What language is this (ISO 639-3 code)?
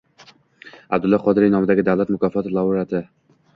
uzb